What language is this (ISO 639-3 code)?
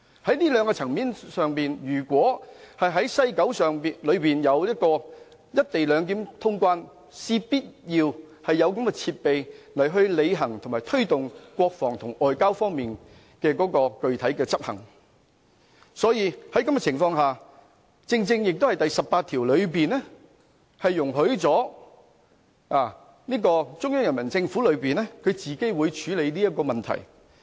yue